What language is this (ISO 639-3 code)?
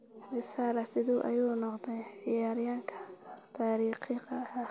som